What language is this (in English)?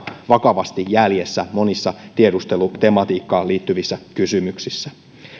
Finnish